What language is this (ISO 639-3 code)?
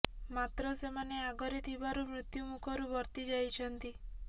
ori